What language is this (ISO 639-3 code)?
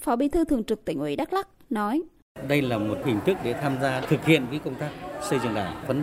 vie